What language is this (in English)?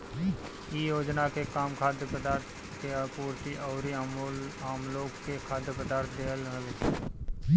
Bhojpuri